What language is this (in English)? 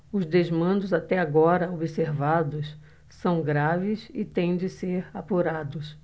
Portuguese